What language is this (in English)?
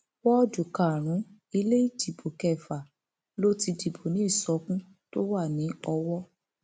Yoruba